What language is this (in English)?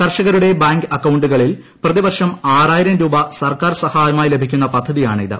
Malayalam